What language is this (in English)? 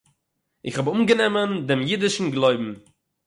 Yiddish